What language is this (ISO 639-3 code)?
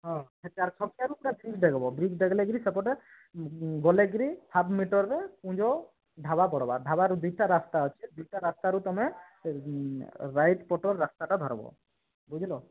ori